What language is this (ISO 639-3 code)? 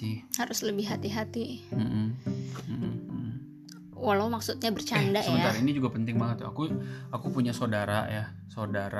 ind